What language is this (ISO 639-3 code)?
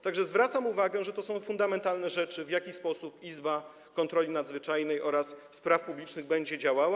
pol